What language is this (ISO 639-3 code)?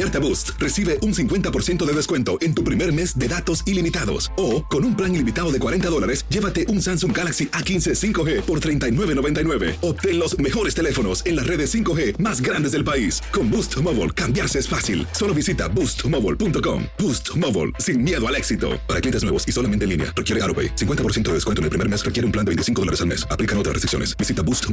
spa